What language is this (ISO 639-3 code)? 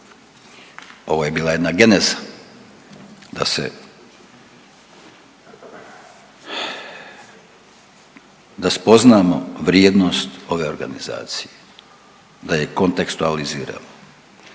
hrv